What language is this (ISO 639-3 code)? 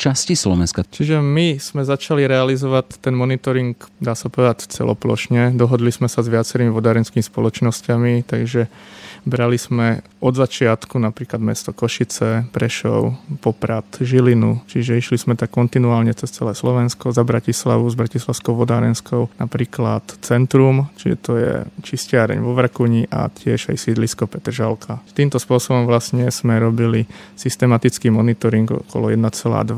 slk